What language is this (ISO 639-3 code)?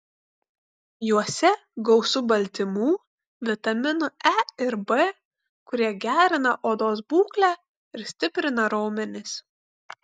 lit